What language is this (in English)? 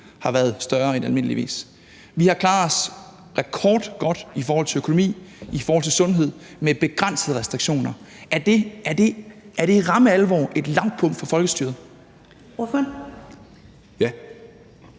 Danish